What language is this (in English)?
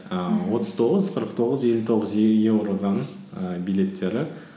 Kazakh